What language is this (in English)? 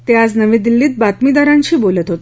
Marathi